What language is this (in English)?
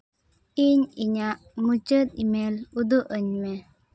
Santali